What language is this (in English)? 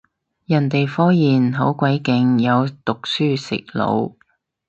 Cantonese